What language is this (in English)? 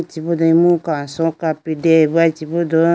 Idu-Mishmi